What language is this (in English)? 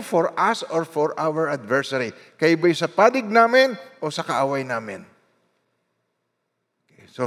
Filipino